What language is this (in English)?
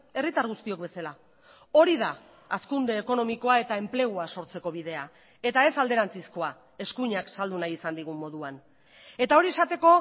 Basque